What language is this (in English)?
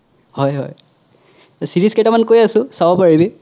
Assamese